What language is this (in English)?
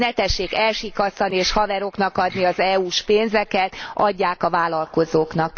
Hungarian